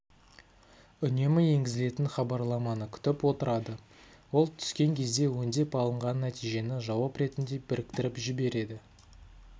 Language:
Kazakh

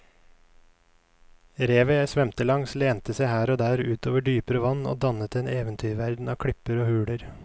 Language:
Norwegian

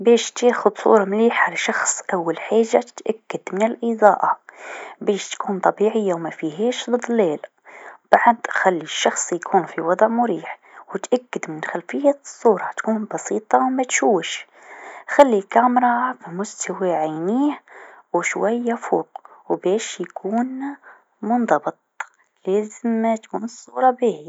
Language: Tunisian Arabic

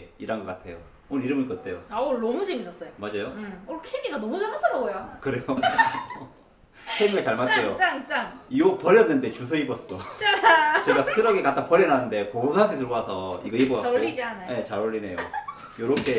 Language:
Korean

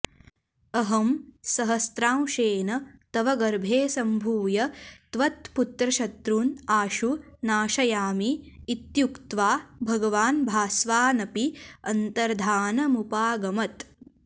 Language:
Sanskrit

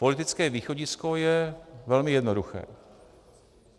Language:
Czech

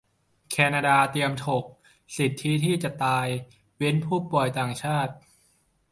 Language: Thai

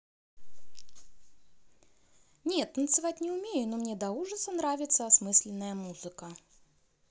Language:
Russian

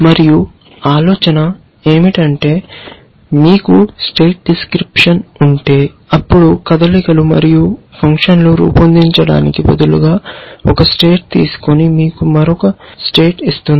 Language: Telugu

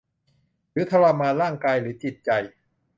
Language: Thai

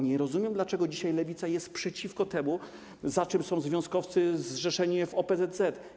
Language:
Polish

